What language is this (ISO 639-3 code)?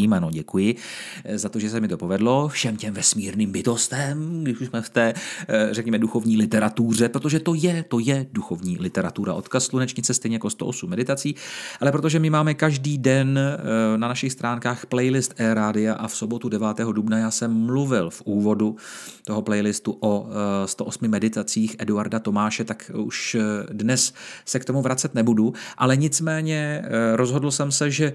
ces